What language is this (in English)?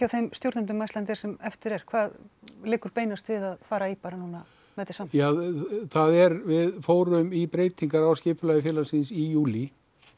Icelandic